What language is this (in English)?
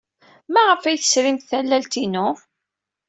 Kabyle